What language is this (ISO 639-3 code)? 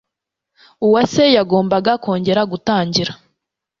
kin